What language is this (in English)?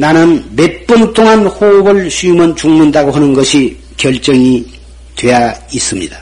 Korean